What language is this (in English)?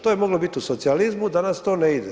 Croatian